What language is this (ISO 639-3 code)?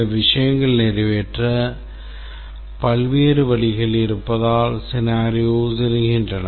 tam